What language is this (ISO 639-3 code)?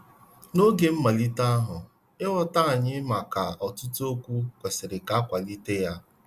ibo